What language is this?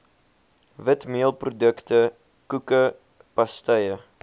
Afrikaans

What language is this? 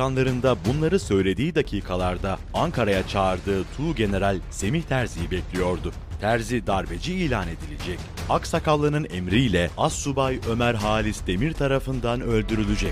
Turkish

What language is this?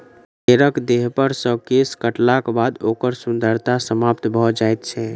Maithili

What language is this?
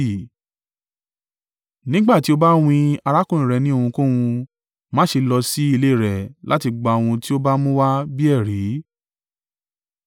Yoruba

